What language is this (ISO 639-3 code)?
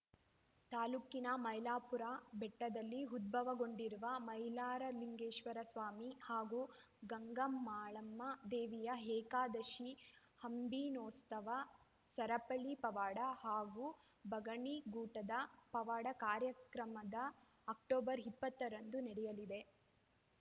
kan